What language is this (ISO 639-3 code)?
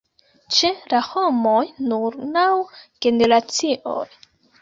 epo